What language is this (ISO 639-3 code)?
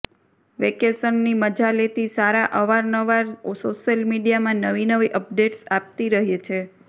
guj